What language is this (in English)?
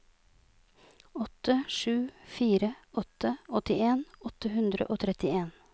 Norwegian